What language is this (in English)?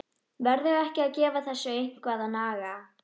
Icelandic